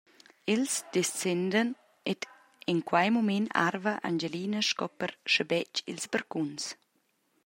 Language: Romansh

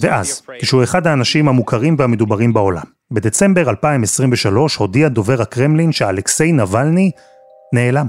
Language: Hebrew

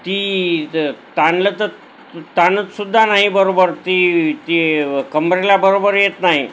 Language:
Marathi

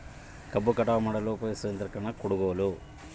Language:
Kannada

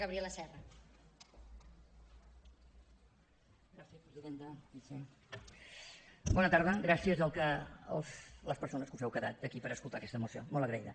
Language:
Catalan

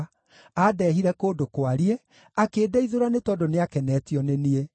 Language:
Kikuyu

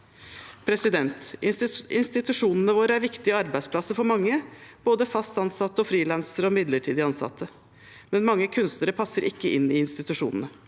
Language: Norwegian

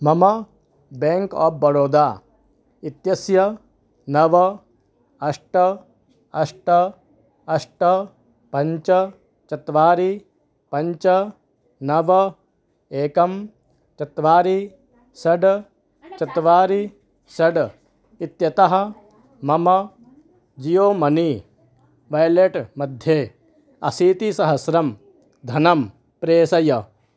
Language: Sanskrit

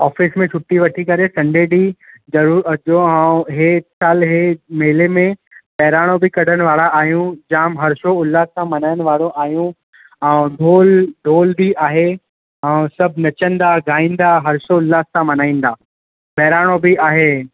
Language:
Sindhi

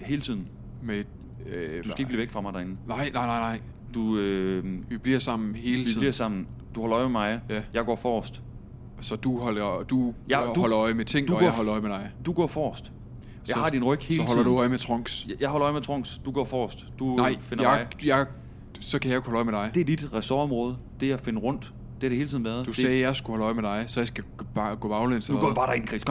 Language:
Danish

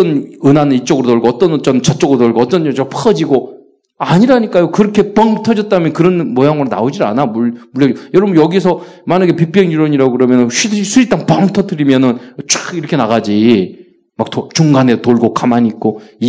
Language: Korean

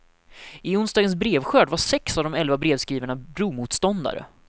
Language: Swedish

